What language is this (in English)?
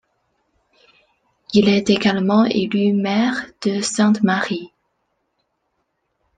French